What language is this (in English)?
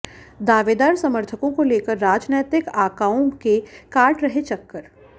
Hindi